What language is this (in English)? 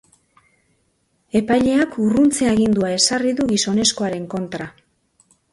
Basque